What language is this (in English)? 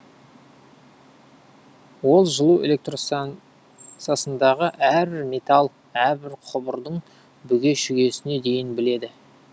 Kazakh